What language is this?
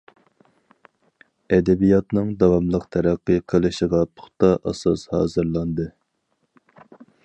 Uyghur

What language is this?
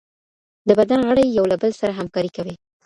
Pashto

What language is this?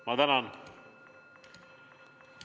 Estonian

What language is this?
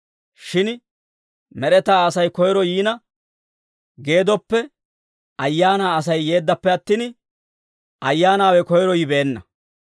Dawro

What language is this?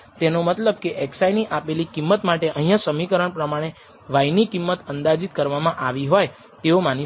Gujarati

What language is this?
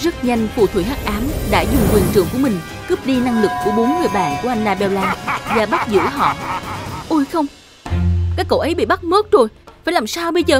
Vietnamese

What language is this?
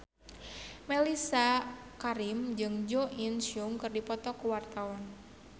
Sundanese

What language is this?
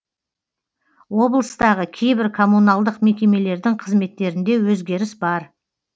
Kazakh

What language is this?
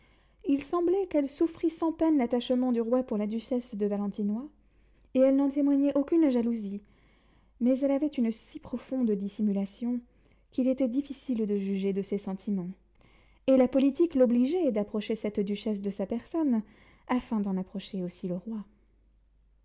French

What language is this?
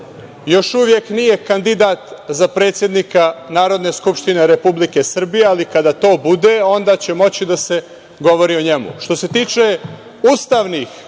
Serbian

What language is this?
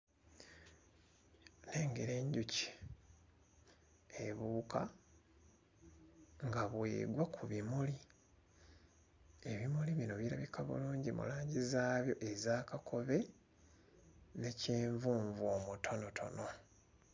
Ganda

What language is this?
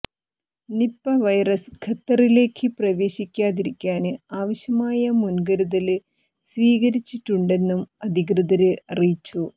Malayalam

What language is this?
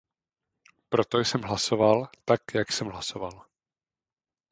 Czech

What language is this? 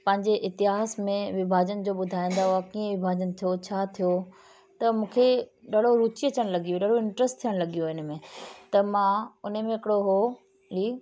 Sindhi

